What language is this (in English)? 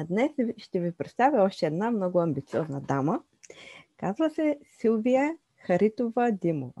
Bulgarian